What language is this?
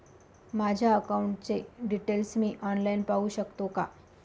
Marathi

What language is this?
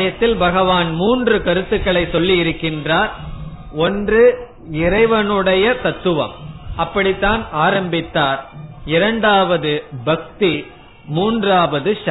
Tamil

